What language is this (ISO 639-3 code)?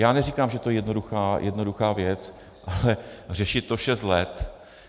ces